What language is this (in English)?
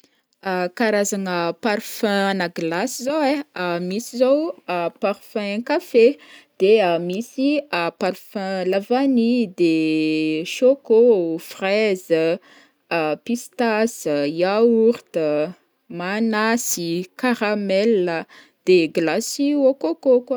Northern Betsimisaraka Malagasy